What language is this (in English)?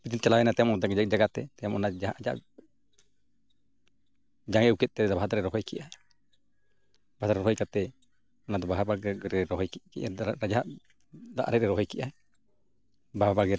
Santali